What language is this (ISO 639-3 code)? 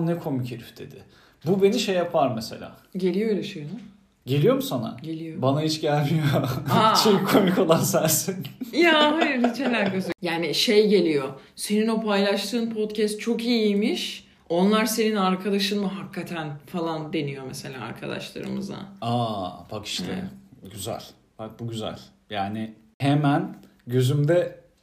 tur